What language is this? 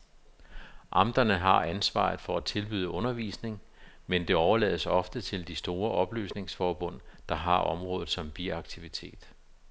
Danish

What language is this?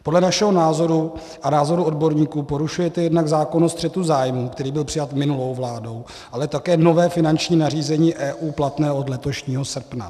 Czech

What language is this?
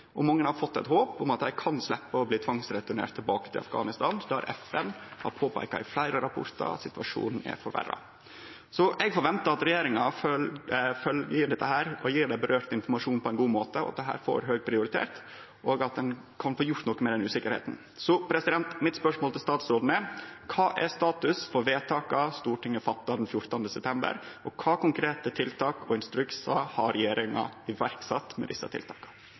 Norwegian Nynorsk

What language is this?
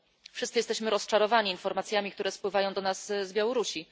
Polish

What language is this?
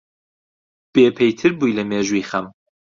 Central Kurdish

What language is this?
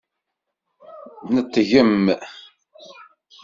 Kabyle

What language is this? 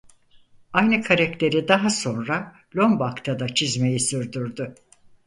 Turkish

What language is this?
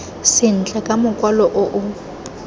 Tswana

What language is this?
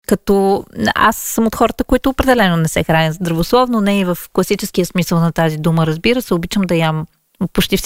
Bulgarian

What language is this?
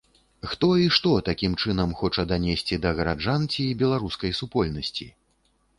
Belarusian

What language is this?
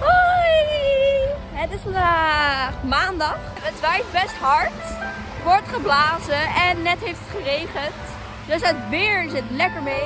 Dutch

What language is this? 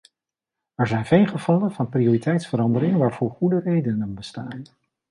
Dutch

